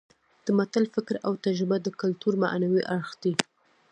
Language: Pashto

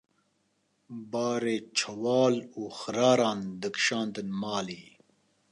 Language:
Kurdish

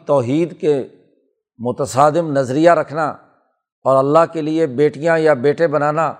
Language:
Urdu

